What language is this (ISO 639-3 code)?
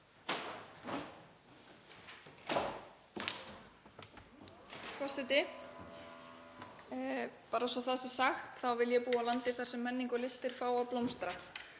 isl